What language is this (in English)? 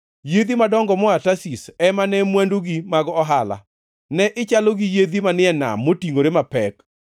Luo (Kenya and Tanzania)